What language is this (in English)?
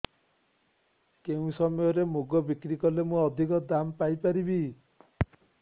Odia